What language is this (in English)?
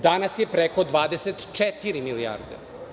Serbian